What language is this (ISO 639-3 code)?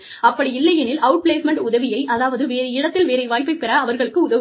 tam